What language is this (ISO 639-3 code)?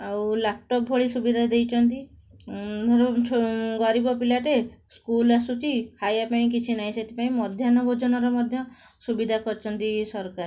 ori